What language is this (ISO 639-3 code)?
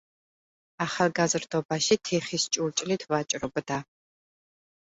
kat